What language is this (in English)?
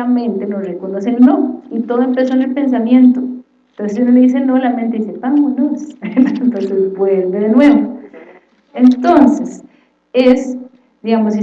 Spanish